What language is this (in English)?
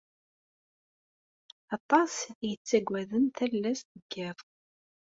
Kabyle